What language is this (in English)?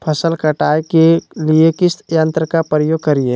Magahi